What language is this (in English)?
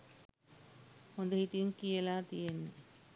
Sinhala